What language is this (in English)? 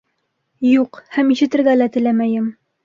Bashkir